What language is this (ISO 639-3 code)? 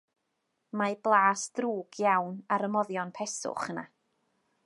cym